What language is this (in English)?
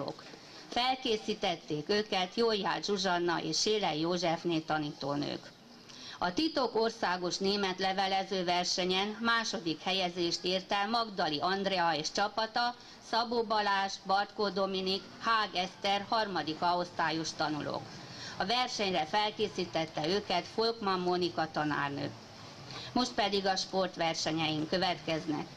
Hungarian